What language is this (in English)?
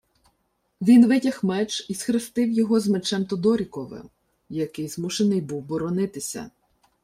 Ukrainian